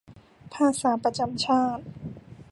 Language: Thai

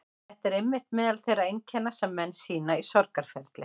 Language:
Icelandic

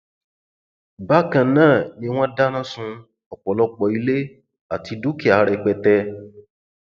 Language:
Yoruba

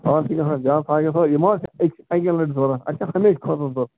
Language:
Kashmiri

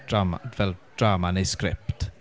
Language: Welsh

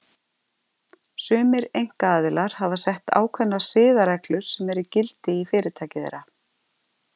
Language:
Icelandic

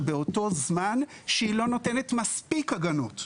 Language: Hebrew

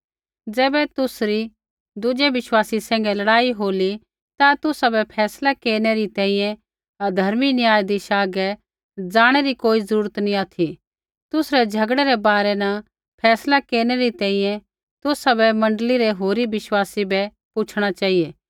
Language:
Kullu Pahari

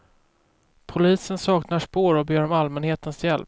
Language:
Swedish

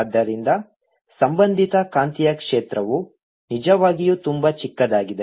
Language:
Kannada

